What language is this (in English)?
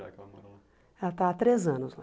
Portuguese